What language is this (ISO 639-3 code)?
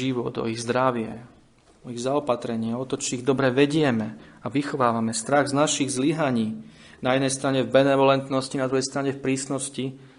slk